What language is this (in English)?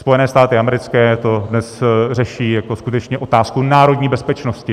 Czech